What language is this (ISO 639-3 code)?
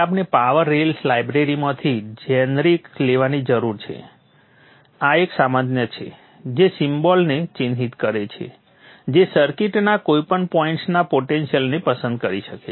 guj